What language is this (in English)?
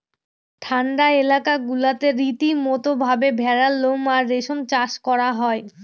Bangla